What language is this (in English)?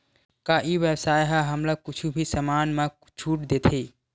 Chhattisgarhi